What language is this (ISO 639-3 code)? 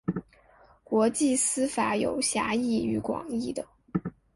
zho